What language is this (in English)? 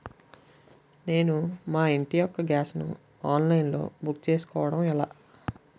Telugu